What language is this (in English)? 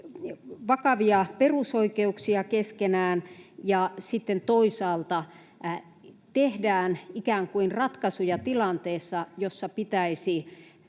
Finnish